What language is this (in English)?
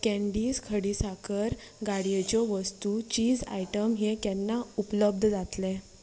Konkani